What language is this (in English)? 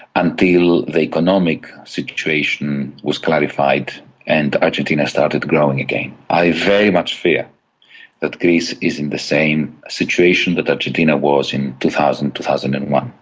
English